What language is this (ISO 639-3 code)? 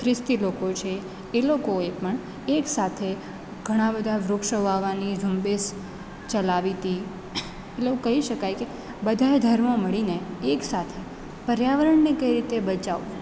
guj